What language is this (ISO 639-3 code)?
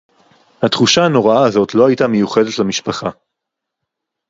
heb